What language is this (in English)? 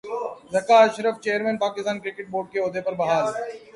Urdu